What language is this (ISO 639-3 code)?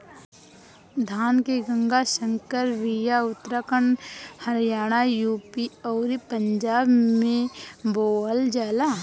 bho